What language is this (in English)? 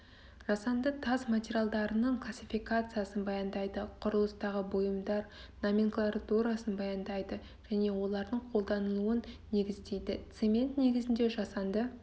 Kazakh